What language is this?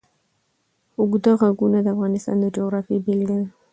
Pashto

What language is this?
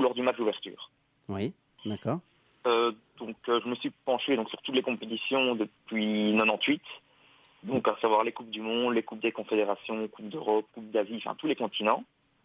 French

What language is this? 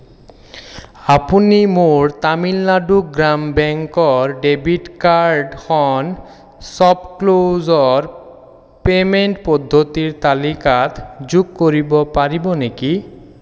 Assamese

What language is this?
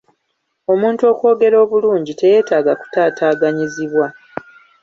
Ganda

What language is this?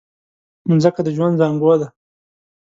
Pashto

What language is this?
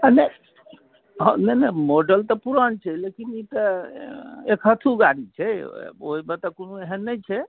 Maithili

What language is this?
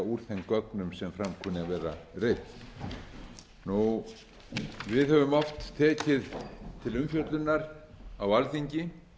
Icelandic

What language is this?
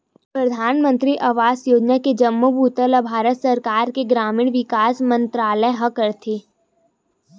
Chhattisgarhi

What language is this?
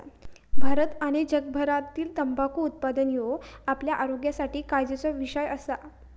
Marathi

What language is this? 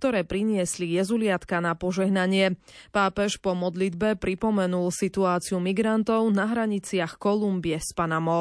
Slovak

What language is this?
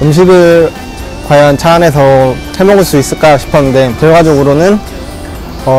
Korean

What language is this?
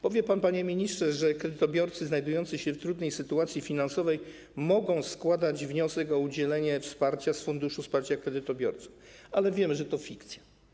Polish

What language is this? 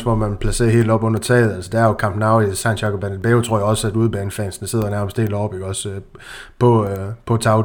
Danish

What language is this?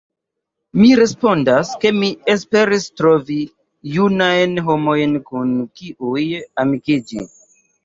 Esperanto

